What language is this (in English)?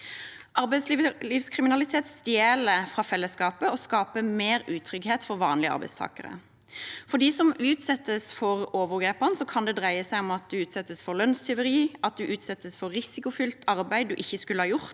Norwegian